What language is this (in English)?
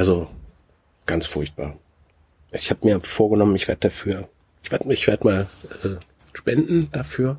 German